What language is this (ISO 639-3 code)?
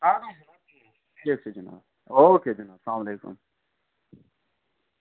kas